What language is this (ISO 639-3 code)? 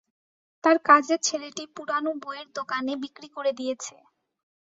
ben